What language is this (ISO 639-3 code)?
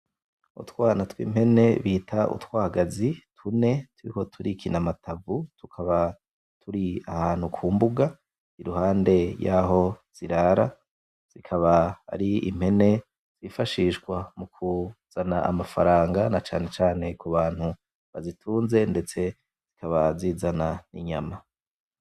run